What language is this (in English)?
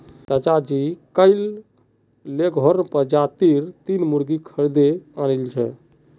Magahi